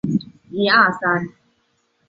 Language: Chinese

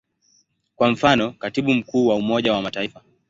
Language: Swahili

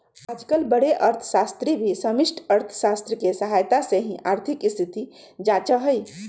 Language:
Magahi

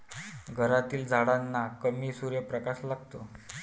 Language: Marathi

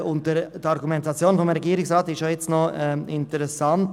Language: Swiss German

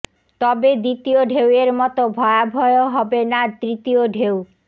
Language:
Bangla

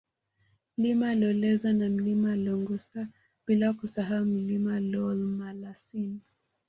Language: Swahili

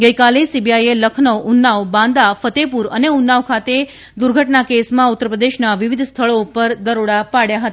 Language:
Gujarati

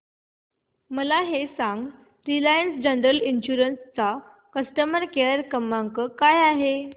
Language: Marathi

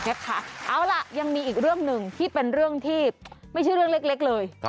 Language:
Thai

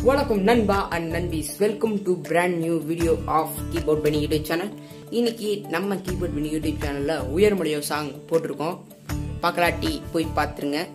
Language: Indonesian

